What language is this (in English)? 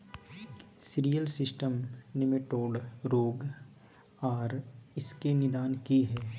Maithili